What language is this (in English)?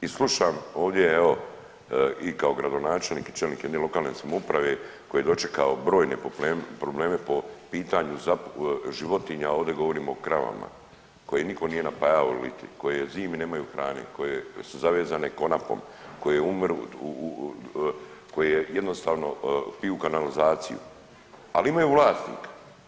Croatian